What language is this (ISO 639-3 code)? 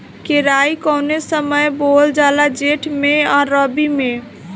bho